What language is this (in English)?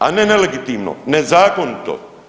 Croatian